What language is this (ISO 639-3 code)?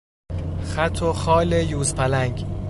fas